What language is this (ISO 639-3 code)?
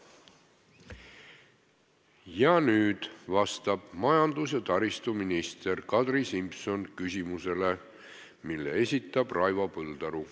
est